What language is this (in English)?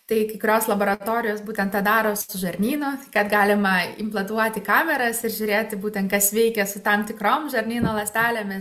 Lithuanian